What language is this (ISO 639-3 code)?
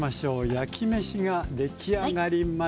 jpn